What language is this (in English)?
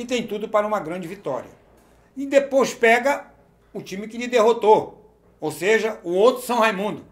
Portuguese